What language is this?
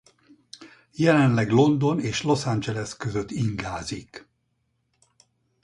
Hungarian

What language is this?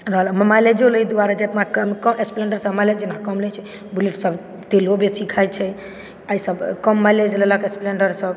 Maithili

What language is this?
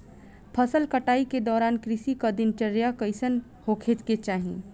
Bhojpuri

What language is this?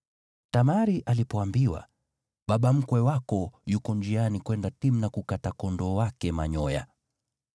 Swahili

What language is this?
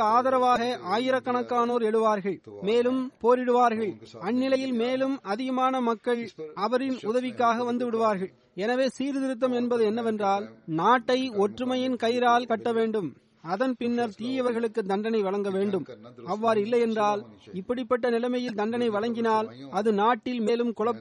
Tamil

